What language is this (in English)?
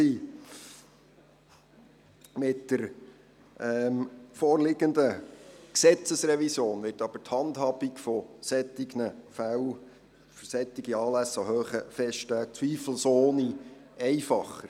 Swiss German